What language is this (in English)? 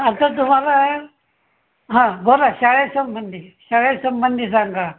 Marathi